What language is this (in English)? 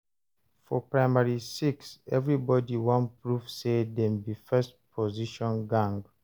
Nigerian Pidgin